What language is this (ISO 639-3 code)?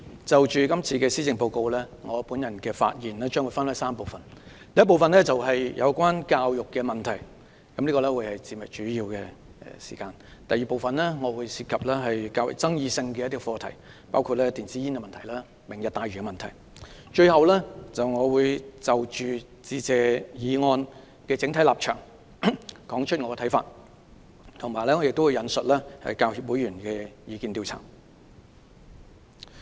yue